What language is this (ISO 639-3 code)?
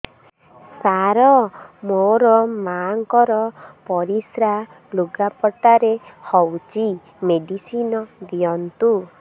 ori